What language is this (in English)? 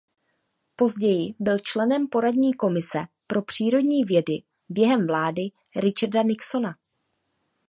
Czech